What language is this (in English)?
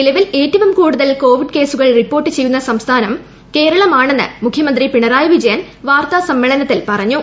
Malayalam